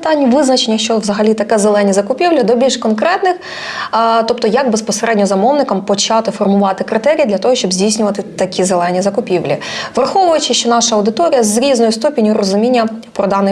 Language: Ukrainian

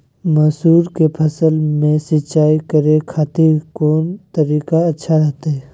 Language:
Magahi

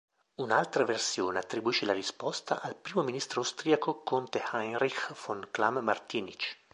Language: Italian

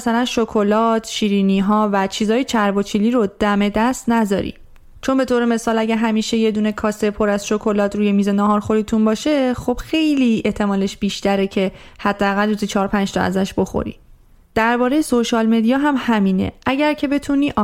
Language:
Persian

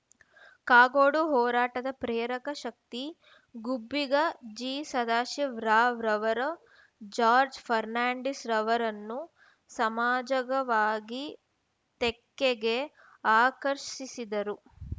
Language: Kannada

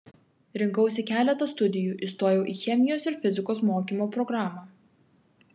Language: Lithuanian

